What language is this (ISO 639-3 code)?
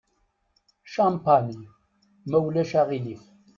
kab